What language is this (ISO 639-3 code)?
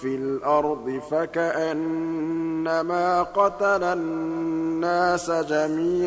ara